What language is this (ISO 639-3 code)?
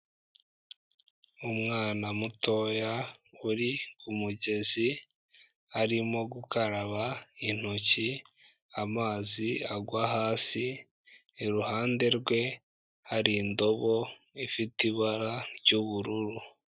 kin